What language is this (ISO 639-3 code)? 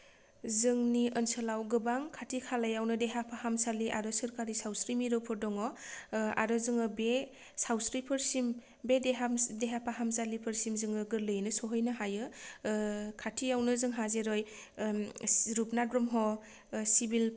brx